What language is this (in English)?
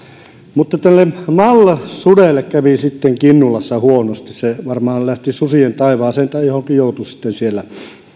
Finnish